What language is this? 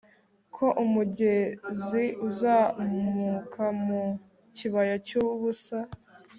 Kinyarwanda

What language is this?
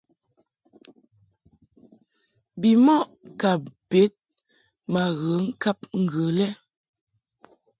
Mungaka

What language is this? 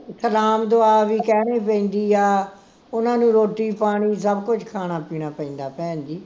Punjabi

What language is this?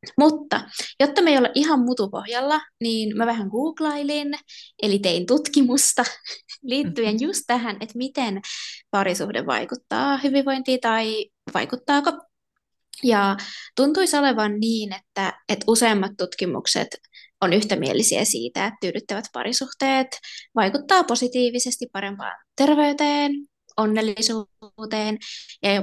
Finnish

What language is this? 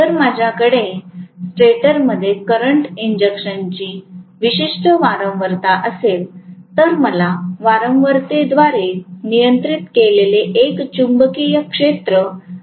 Marathi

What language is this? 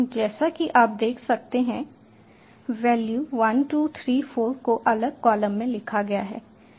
Hindi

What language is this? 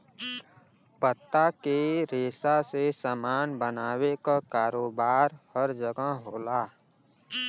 Bhojpuri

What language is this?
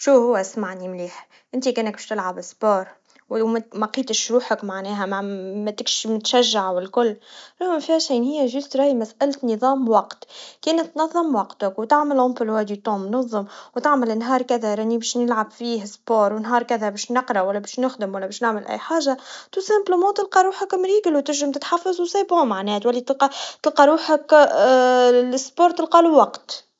Tunisian Arabic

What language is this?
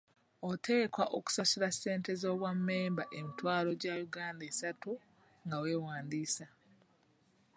Ganda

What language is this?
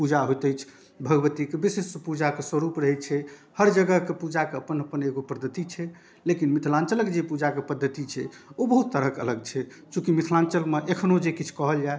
Maithili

